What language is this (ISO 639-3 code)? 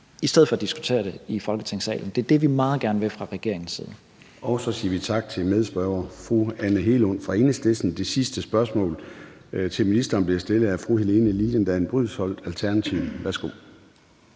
dan